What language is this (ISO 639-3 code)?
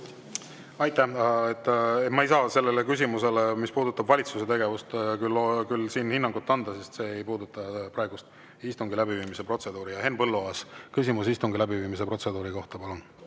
est